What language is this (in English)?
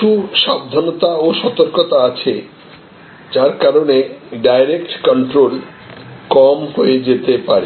Bangla